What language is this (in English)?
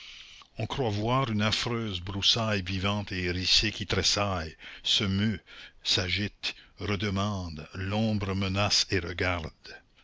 French